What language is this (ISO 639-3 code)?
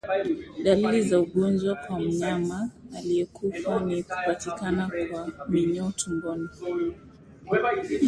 swa